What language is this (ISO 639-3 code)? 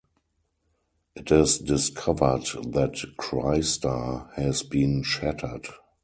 eng